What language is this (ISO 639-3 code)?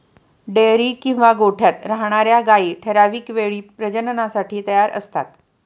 mar